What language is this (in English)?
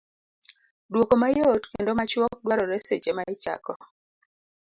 Luo (Kenya and Tanzania)